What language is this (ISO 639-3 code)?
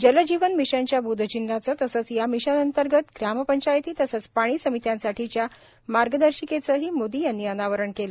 mar